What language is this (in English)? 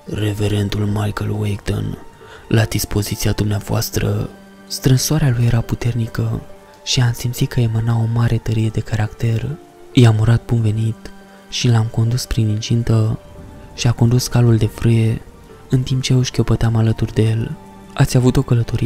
Romanian